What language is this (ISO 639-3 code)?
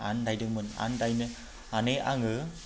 brx